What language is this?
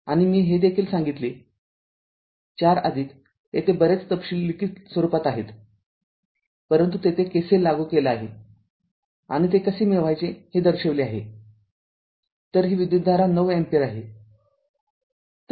Marathi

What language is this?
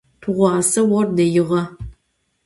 Adyghe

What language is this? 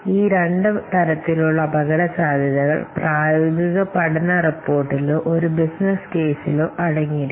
Malayalam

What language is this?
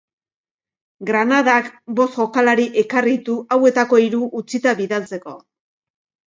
Basque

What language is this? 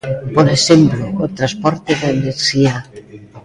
Galician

